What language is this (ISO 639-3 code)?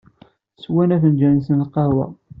kab